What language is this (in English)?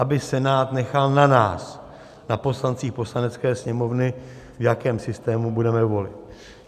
Czech